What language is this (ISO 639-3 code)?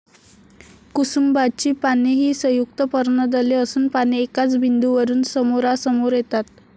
mar